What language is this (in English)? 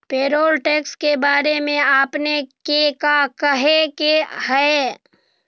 Magahi